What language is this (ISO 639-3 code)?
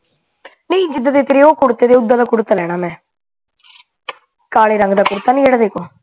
pan